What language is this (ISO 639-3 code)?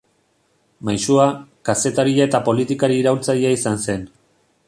eus